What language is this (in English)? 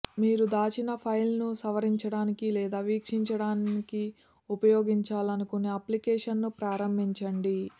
Telugu